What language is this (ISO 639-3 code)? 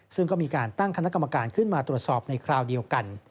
tha